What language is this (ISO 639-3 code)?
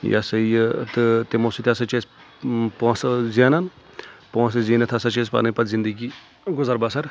kas